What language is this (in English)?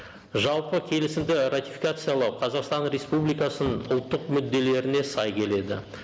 Kazakh